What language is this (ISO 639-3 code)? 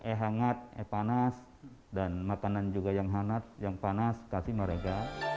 ind